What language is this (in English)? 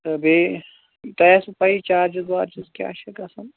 Kashmiri